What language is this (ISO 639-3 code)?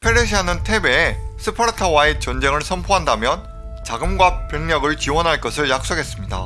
kor